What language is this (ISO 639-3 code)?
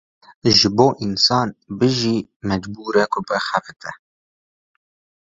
kur